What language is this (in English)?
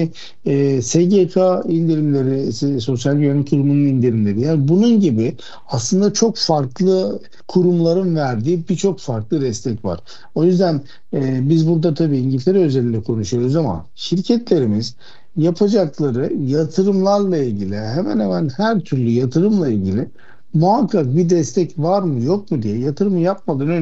Turkish